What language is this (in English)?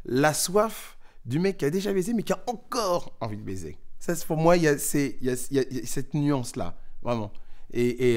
French